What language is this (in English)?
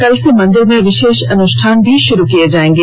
Hindi